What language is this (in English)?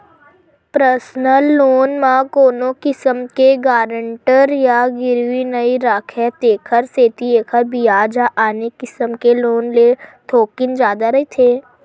Chhattisgarhi